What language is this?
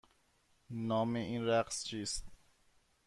Persian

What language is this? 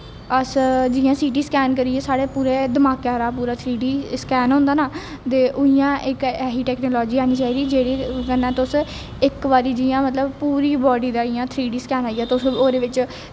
Dogri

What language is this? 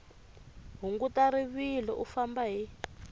Tsonga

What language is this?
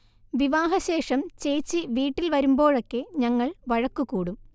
Malayalam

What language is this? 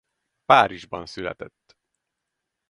Hungarian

